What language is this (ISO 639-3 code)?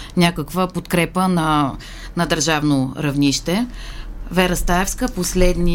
bul